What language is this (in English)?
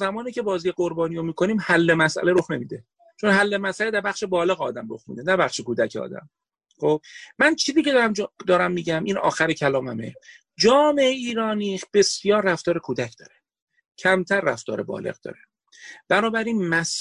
Persian